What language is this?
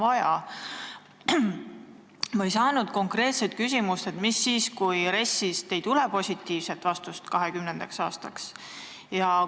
Estonian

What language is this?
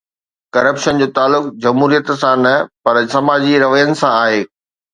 Sindhi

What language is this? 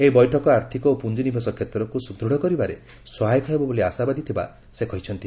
Odia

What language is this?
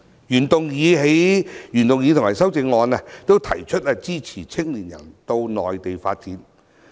Cantonese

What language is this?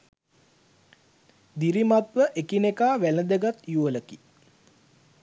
Sinhala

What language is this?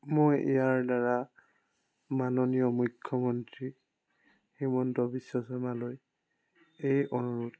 Assamese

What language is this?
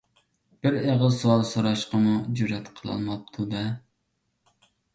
Uyghur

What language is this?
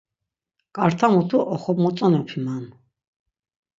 Laz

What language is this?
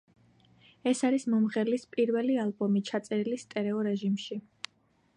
Georgian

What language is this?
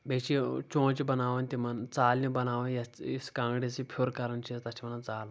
Kashmiri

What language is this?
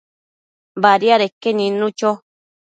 Matsés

